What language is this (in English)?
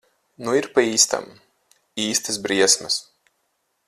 Latvian